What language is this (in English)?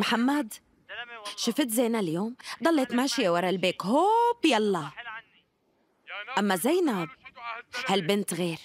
Arabic